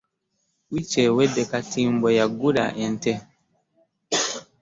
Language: Ganda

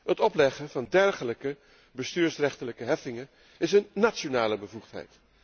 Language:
Dutch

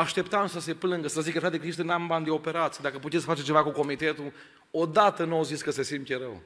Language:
Romanian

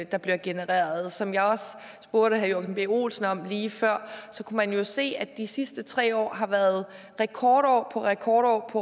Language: Danish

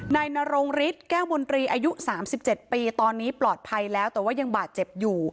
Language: Thai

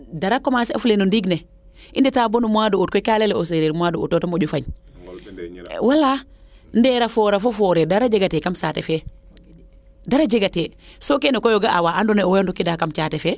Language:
Serer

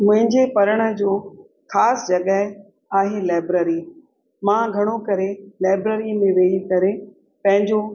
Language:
Sindhi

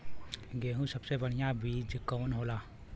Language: Bhojpuri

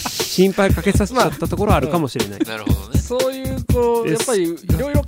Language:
Japanese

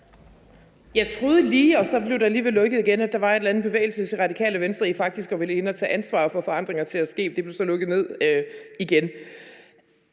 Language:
Danish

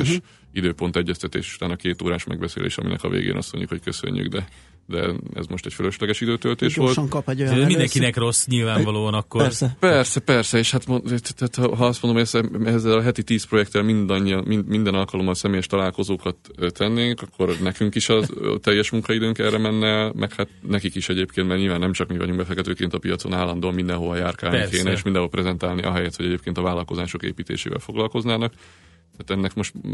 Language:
Hungarian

